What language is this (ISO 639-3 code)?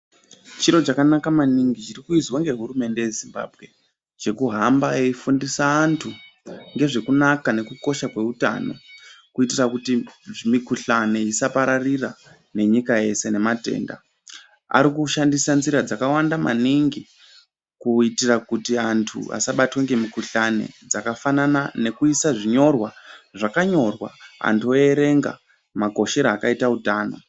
ndc